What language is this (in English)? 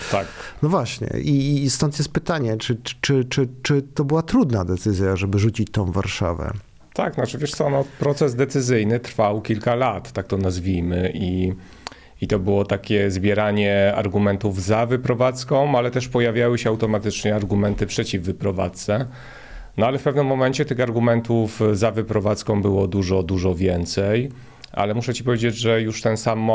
Polish